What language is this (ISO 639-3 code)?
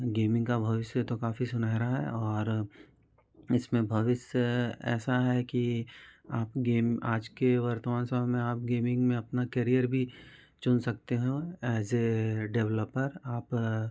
hin